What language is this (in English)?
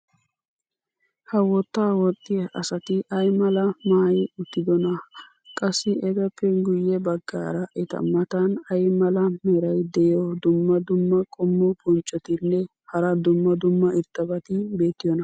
Wolaytta